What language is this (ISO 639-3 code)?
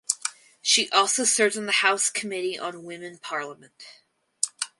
eng